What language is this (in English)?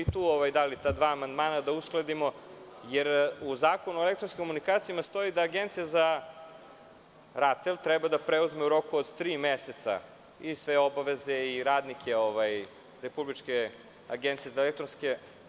Serbian